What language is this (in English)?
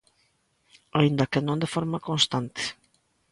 Galician